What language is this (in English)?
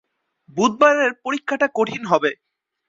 Bangla